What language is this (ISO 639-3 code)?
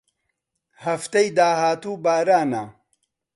ckb